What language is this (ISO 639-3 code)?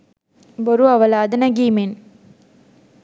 sin